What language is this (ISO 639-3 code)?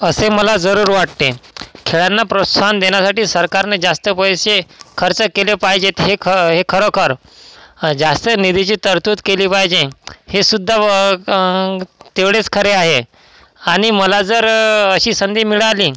mar